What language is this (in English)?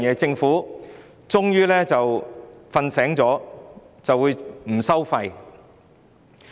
Cantonese